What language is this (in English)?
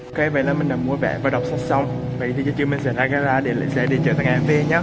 Vietnamese